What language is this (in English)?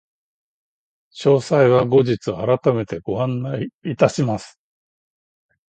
Japanese